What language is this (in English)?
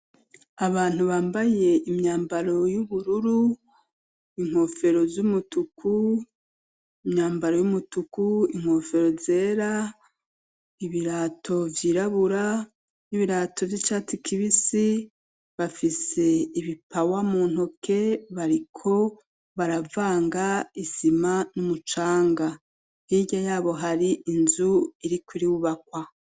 Rundi